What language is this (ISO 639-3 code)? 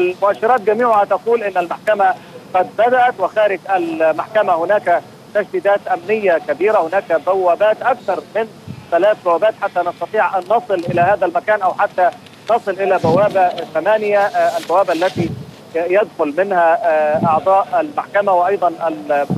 ara